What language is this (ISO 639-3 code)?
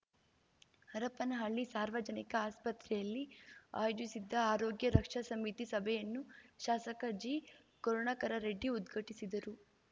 kan